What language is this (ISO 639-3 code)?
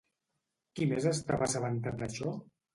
cat